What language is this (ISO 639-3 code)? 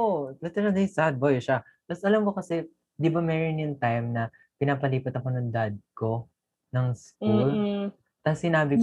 fil